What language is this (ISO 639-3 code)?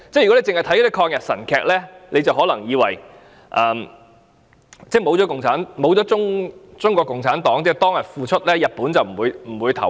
yue